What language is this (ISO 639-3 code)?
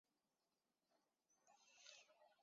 zho